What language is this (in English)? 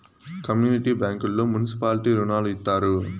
Telugu